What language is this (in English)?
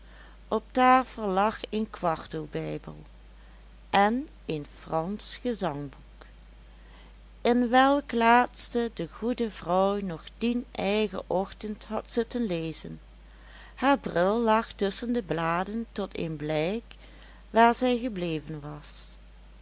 Dutch